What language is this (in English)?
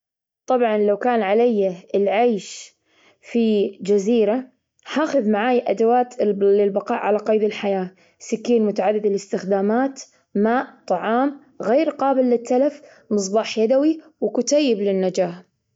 Gulf Arabic